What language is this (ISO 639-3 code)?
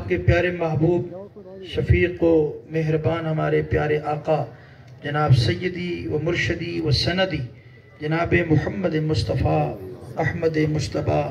ara